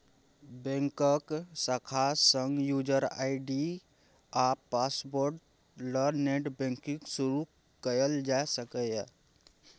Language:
Maithili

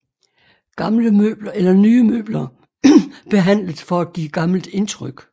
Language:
Danish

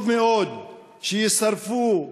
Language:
Hebrew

